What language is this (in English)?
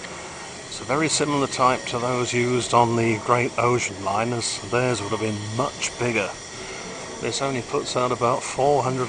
English